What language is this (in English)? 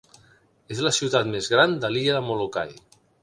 Catalan